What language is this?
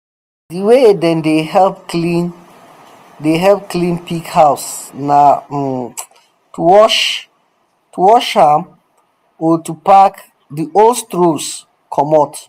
Nigerian Pidgin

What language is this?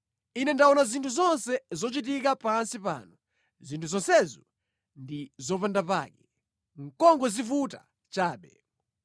Nyanja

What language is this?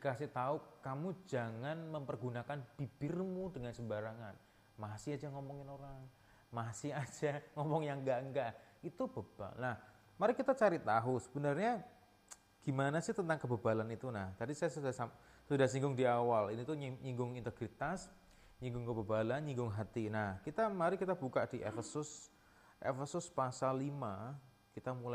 Indonesian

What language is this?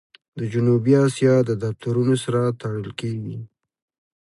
Pashto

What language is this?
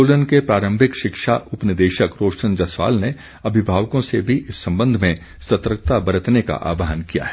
Hindi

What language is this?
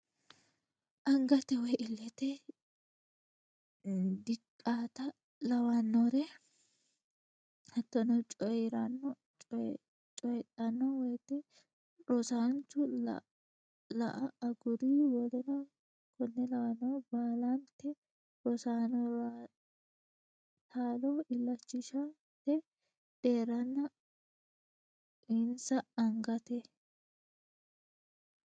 Sidamo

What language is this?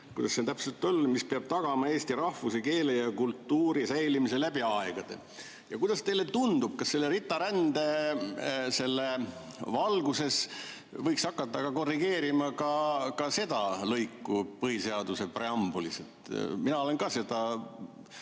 Estonian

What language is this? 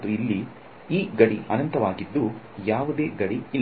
Kannada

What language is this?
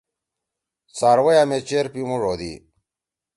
Torwali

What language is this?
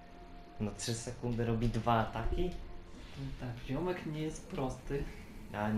Polish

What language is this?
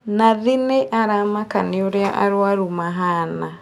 Kikuyu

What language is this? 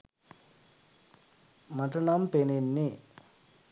Sinhala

